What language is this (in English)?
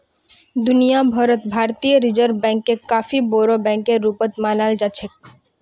Magahi